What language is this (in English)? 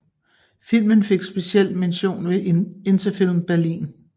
Danish